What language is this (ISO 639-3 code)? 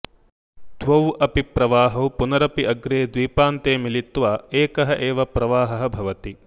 san